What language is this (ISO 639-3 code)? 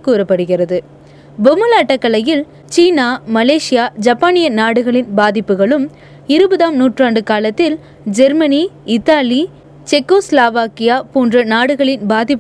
tam